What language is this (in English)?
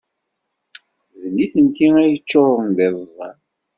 Kabyle